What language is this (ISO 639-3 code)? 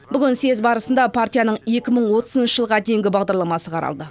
kaz